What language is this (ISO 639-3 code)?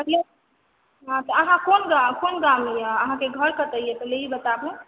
mai